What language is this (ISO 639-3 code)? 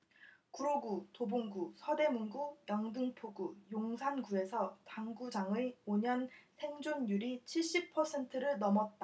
kor